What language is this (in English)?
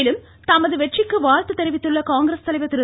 Tamil